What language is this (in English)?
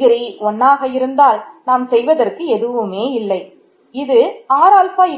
Tamil